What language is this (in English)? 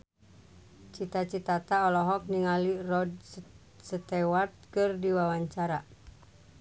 Sundanese